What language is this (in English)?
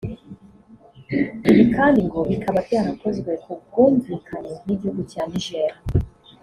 Kinyarwanda